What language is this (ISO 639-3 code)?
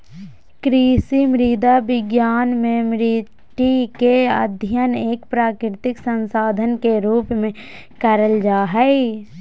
mag